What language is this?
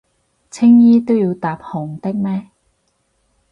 Cantonese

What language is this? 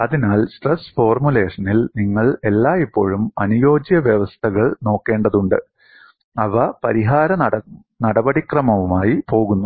Malayalam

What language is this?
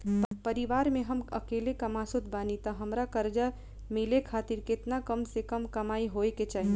Bhojpuri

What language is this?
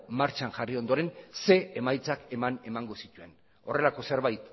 Basque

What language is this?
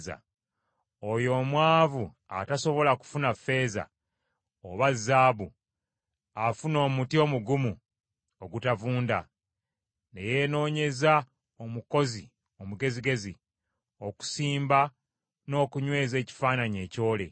Ganda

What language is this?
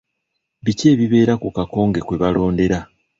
Ganda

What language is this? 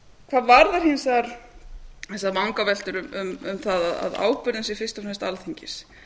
Icelandic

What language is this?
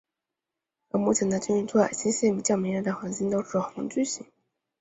Chinese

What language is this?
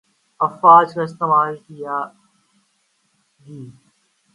Urdu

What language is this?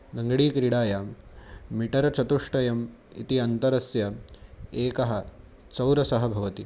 Sanskrit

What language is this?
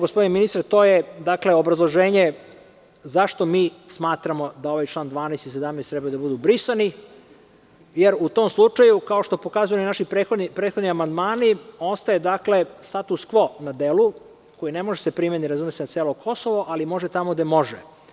Serbian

